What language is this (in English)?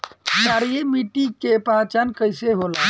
Bhojpuri